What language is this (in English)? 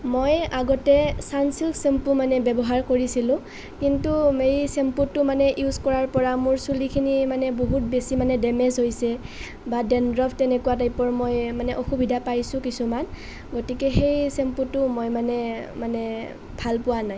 Assamese